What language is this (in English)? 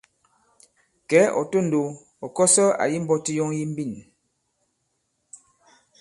Bankon